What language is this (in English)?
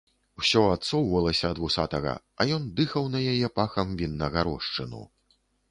Belarusian